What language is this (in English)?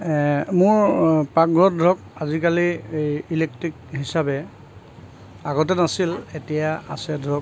Assamese